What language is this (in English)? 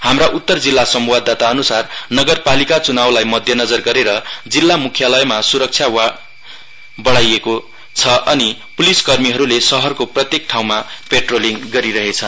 Nepali